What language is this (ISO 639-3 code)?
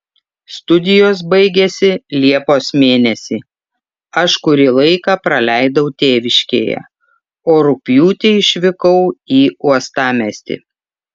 lit